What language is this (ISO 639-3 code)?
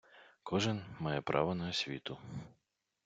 ukr